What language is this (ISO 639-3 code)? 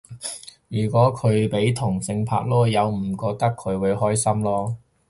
yue